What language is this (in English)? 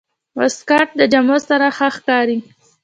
Pashto